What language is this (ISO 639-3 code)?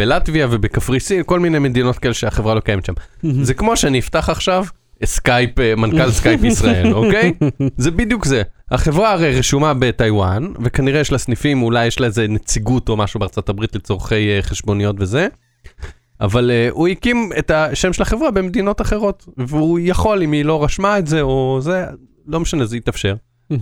heb